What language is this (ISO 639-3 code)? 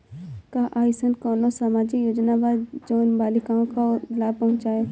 bho